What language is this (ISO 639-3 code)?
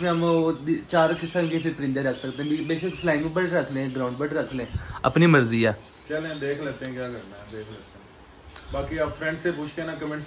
hin